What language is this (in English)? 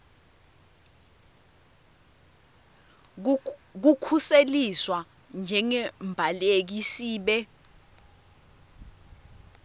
Swati